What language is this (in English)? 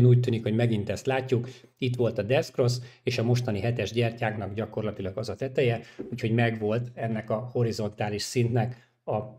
Hungarian